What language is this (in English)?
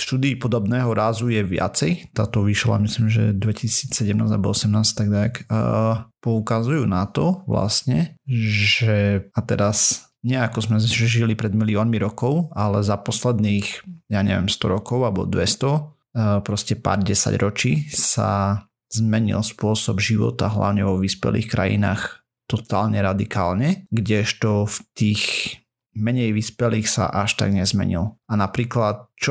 Slovak